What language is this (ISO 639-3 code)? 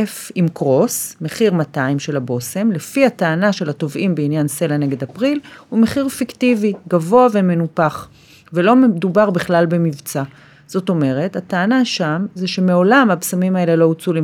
heb